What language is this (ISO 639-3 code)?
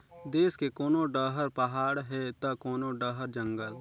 hne